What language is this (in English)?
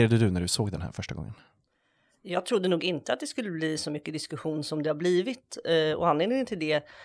Swedish